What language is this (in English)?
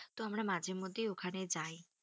Bangla